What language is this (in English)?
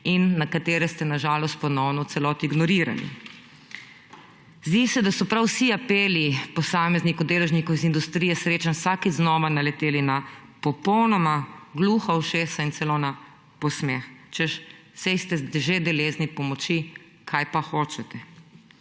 Slovenian